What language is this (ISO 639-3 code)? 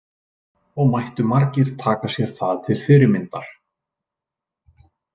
isl